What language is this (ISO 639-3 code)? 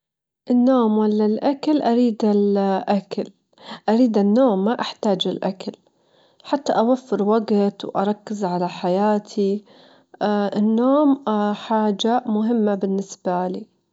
afb